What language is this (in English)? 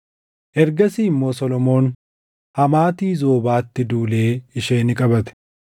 Oromo